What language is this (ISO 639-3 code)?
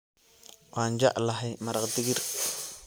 som